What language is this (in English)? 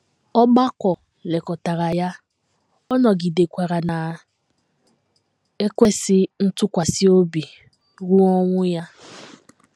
Igbo